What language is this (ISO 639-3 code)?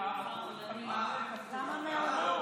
heb